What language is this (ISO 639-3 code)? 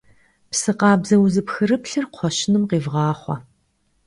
kbd